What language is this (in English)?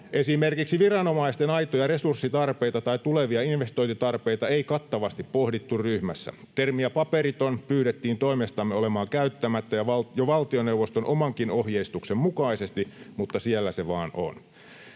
Finnish